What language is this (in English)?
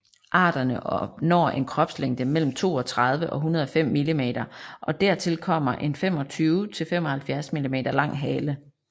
Danish